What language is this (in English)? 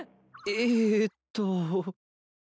Japanese